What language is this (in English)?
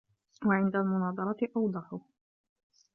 Arabic